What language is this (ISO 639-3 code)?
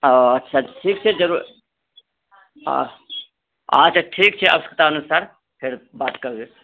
mai